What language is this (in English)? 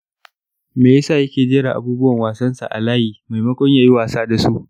Hausa